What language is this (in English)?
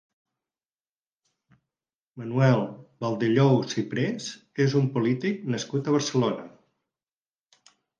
Catalan